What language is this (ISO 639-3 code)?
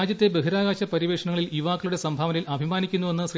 mal